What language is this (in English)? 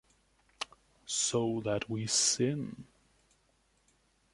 English